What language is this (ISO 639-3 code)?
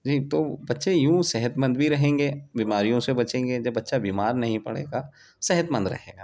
urd